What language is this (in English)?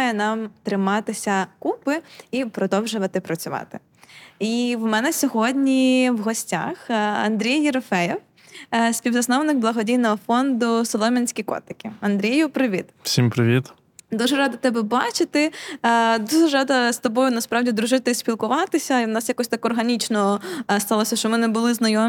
Ukrainian